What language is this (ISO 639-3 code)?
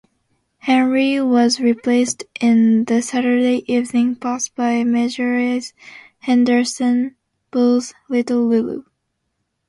eng